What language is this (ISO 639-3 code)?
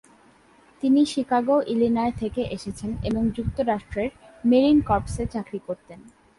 ben